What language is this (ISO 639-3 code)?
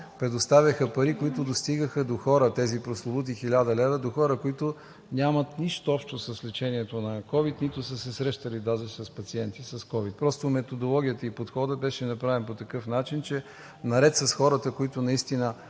bul